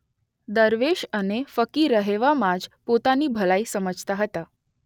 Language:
Gujarati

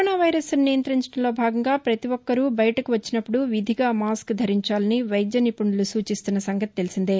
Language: Telugu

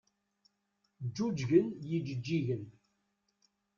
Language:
Kabyle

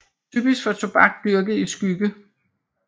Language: Danish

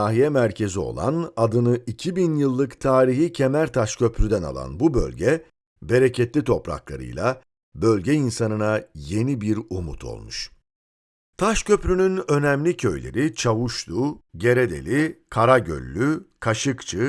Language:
Turkish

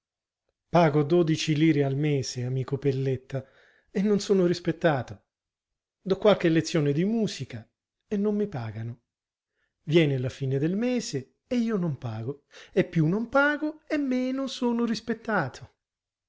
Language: Italian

